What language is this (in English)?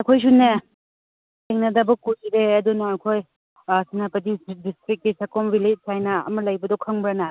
Manipuri